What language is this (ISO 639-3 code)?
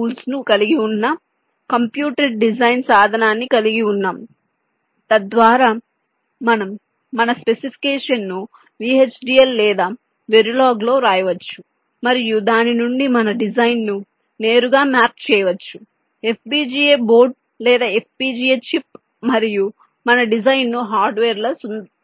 tel